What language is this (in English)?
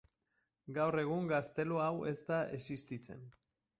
Basque